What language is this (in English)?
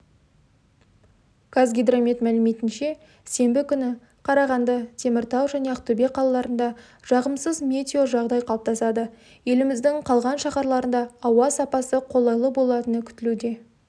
Kazakh